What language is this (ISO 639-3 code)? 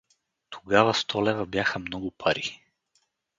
bul